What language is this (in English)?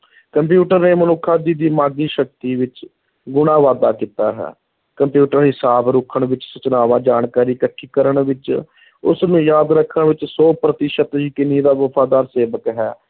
Punjabi